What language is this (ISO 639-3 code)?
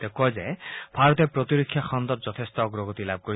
asm